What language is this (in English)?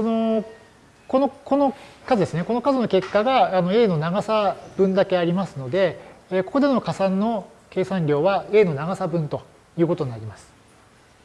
Japanese